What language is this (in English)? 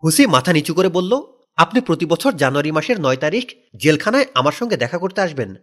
Bangla